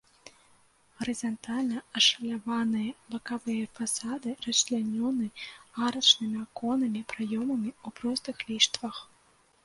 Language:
Belarusian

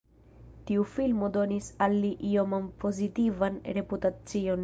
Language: Esperanto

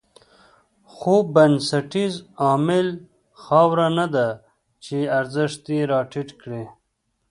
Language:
Pashto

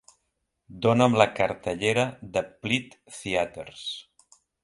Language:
Catalan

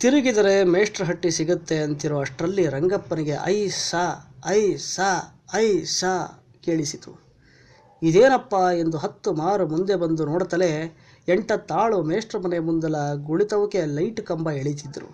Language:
Kannada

